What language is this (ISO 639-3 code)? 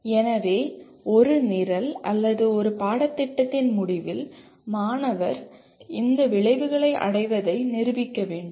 tam